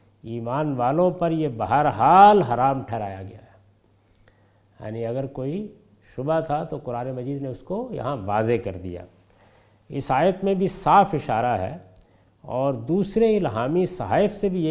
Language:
Urdu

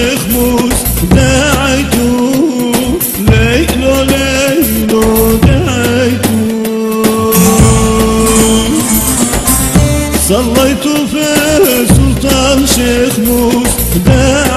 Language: Arabic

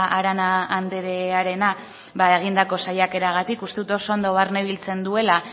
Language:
Basque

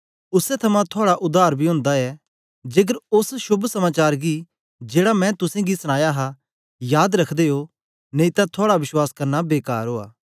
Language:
Dogri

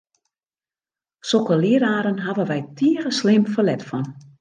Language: Western Frisian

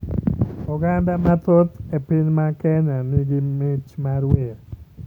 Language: Luo (Kenya and Tanzania)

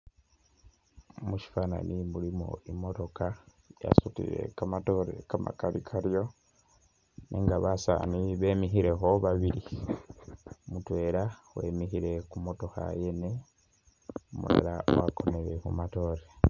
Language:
Masaaba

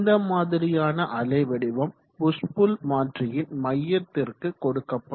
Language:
Tamil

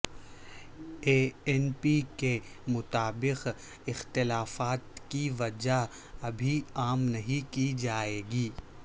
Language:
Urdu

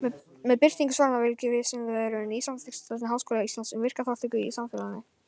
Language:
Icelandic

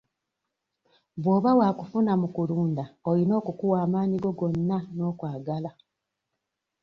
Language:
Ganda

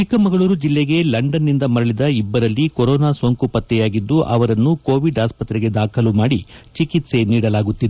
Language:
Kannada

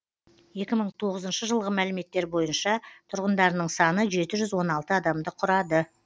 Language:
Kazakh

